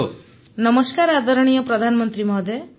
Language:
Odia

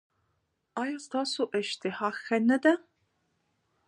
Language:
Pashto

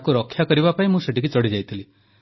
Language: Odia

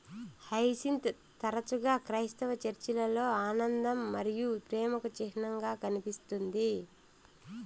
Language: Telugu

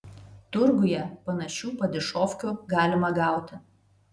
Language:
Lithuanian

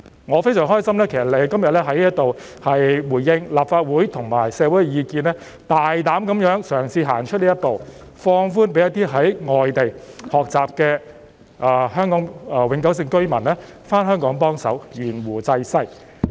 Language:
Cantonese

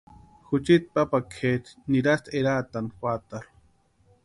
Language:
Western Highland Purepecha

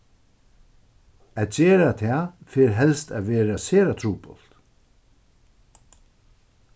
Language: Faroese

